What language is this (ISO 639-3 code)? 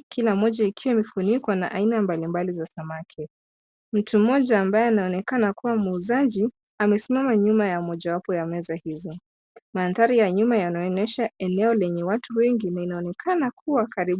swa